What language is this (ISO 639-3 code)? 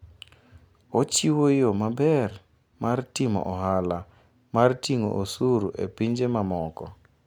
luo